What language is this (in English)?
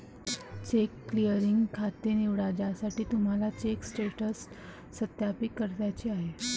Marathi